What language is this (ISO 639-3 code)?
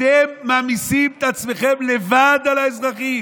heb